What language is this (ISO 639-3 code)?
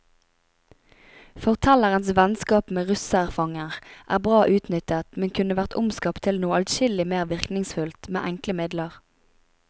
nor